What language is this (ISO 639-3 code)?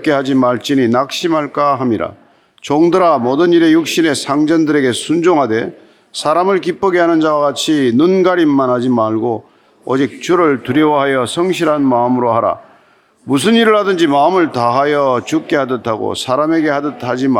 kor